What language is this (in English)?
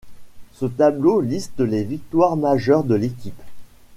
French